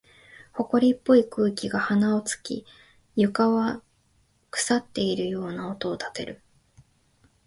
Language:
Japanese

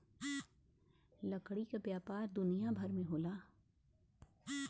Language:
Bhojpuri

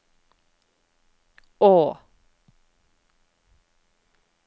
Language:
Norwegian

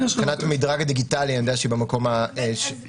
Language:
Hebrew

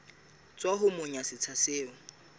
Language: Southern Sotho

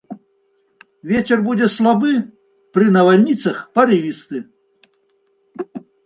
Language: Belarusian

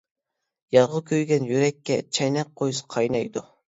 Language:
Uyghur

